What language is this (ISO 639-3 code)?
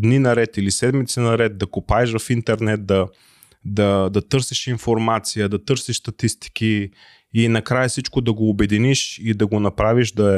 bul